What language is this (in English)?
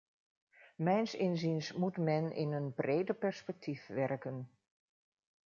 Dutch